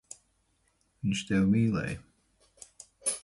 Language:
Latvian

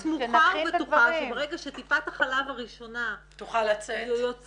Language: Hebrew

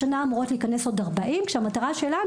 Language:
Hebrew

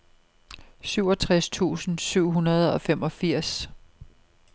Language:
Danish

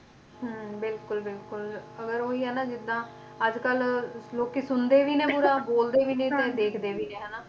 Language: Punjabi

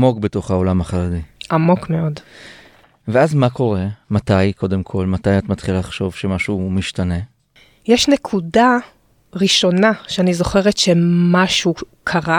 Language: Hebrew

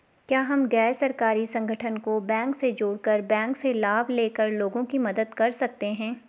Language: Hindi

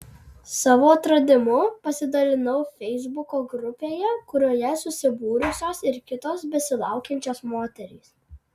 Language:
Lithuanian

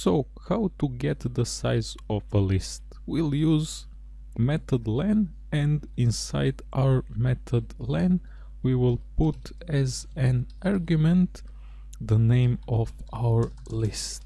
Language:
English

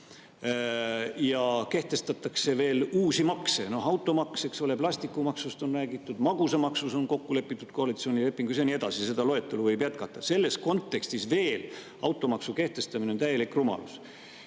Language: Estonian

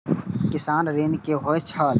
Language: Maithili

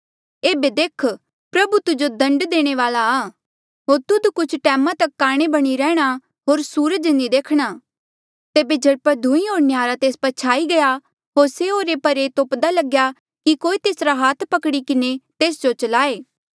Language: Mandeali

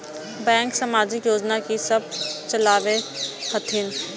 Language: Maithili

